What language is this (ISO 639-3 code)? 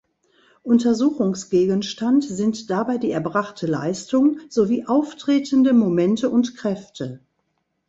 deu